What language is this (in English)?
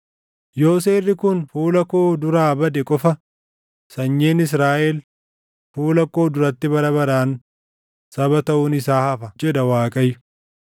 Oromo